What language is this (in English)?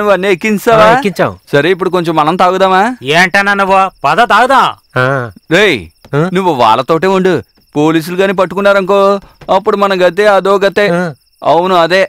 Telugu